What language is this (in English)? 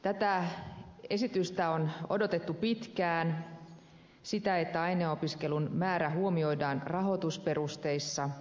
Finnish